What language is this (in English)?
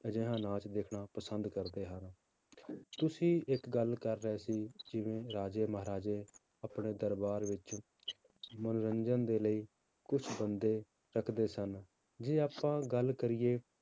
Punjabi